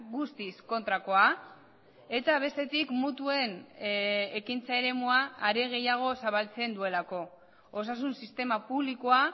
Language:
Basque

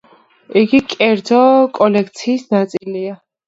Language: Georgian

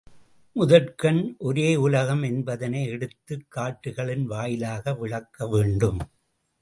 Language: Tamil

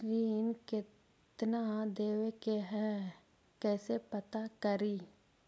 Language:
Magahi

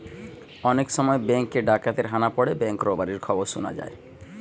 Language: Bangla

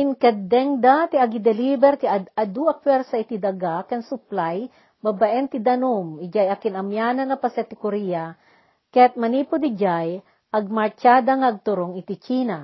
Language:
Filipino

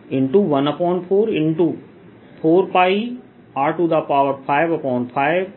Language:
Hindi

